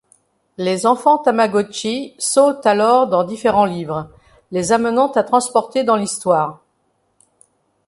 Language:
French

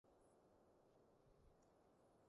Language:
Cantonese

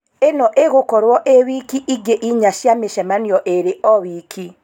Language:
Kikuyu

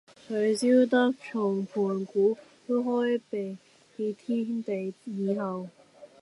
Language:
Cantonese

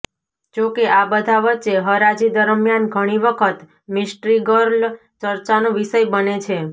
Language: Gujarati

